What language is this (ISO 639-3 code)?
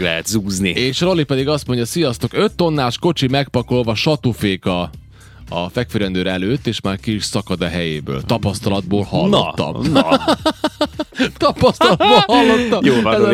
hun